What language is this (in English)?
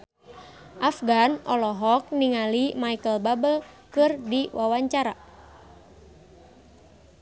Sundanese